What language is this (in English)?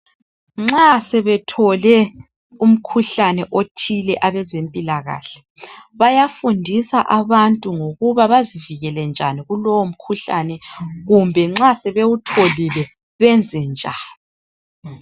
North Ndebele